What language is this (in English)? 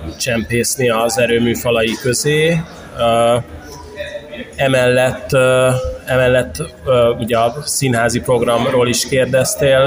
Hungarian